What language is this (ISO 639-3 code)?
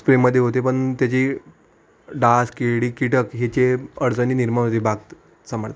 mar